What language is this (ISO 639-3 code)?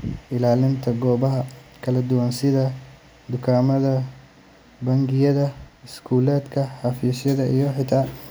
som